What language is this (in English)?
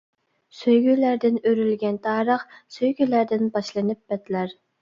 Uyghur